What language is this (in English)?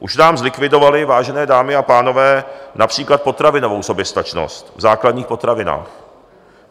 Czech